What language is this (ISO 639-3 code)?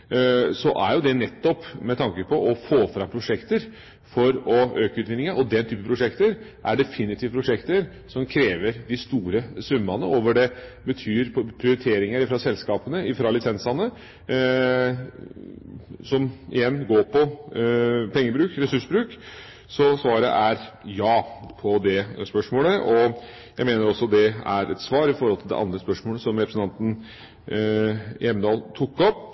nob